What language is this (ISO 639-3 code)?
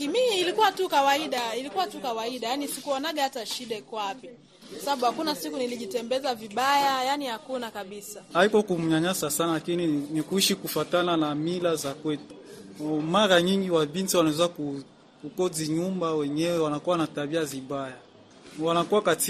swa